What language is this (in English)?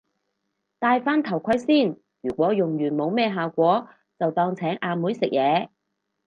Cantonese